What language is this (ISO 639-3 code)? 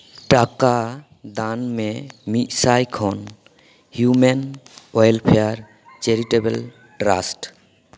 sat